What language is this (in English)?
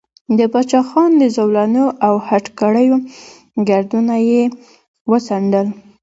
Pashto